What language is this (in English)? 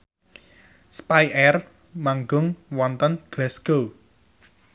Javanese